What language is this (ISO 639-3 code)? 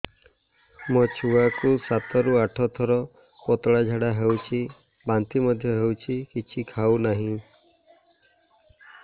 ori